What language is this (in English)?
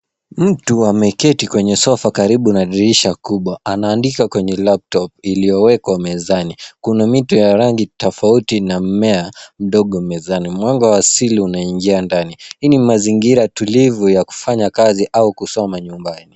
Swahili